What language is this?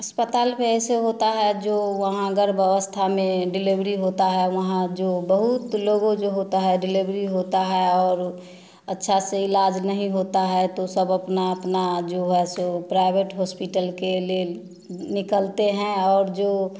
Hindi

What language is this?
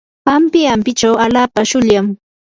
Yanahuanca Pasco Quechua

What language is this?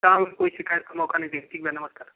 Hindi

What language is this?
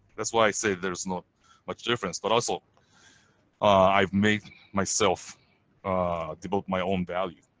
English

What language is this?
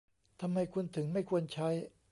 Thai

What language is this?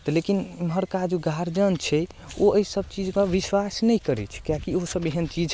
Maithili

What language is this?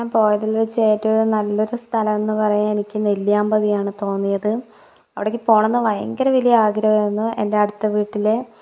Malayalam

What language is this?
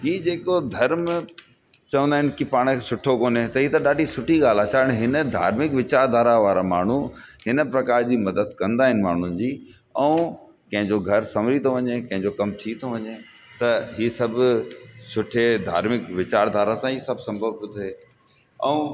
Sindhi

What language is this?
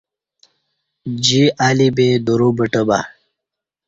Kati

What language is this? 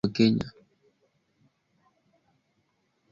Swahili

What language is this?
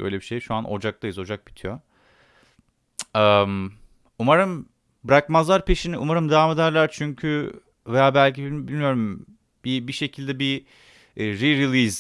Turkish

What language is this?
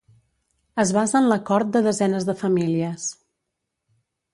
Catalan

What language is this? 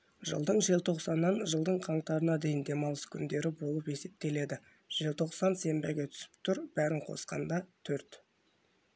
Kazakh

